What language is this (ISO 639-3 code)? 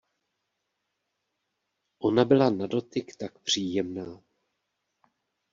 ces